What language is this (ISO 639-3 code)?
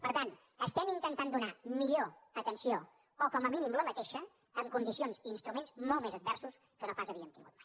cat